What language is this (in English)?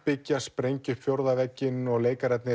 Icelandic